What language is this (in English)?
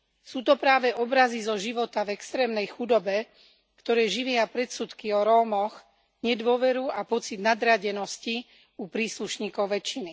Slovak